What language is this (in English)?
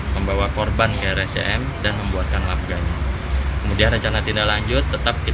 Indonesian